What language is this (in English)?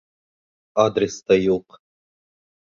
Bashkir